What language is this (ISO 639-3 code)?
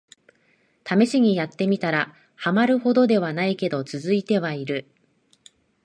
jpn